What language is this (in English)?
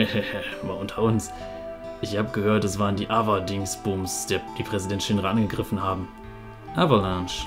German